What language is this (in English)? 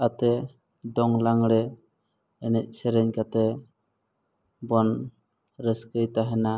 Santali